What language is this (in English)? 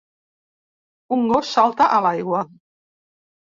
Catalan